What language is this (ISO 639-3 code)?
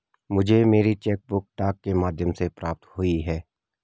hin